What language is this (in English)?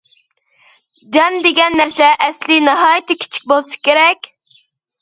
Uyghur